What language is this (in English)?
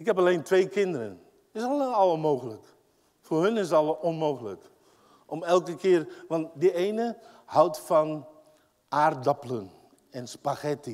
Dutch